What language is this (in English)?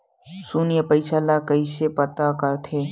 Chhattisgarhi